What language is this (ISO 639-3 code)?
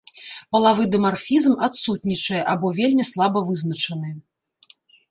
bel